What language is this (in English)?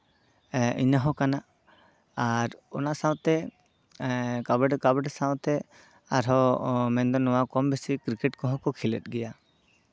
Santali